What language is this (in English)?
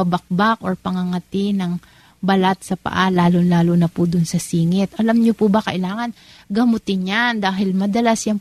Filipino